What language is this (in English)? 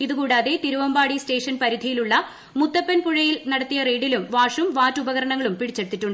Malayalam